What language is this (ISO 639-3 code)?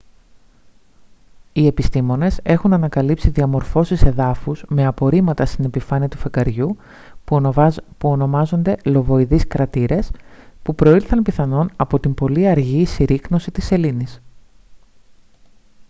ell